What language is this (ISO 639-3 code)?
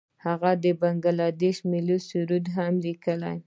pus